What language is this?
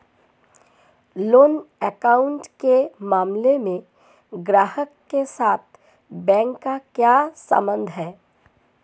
Hindi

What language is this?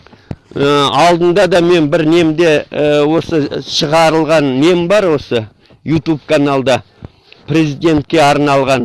Kazakh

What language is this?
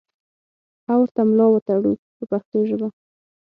Pashto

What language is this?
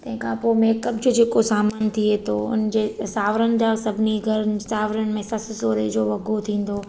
Sindhi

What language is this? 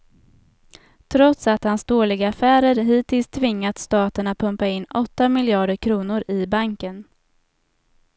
Swedish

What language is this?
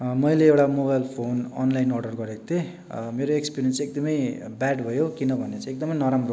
Nepali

